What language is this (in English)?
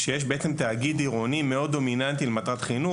Hebrew